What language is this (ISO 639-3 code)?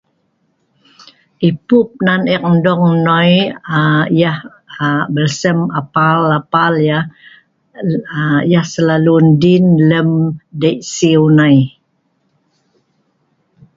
snv